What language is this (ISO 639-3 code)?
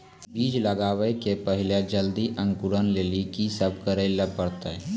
mai